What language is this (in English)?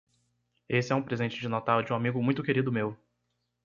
Portuguese